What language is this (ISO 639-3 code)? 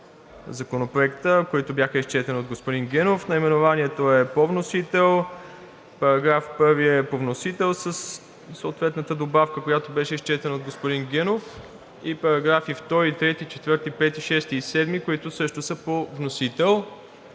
bul